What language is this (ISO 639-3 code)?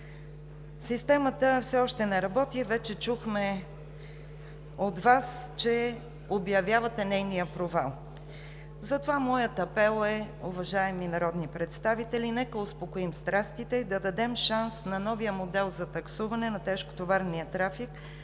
bul